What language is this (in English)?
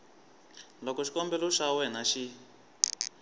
Tsonga